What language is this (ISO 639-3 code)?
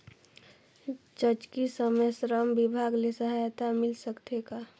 hne